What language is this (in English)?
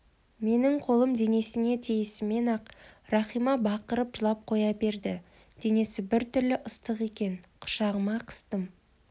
Kazakh